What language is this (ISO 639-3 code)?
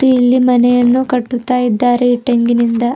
kan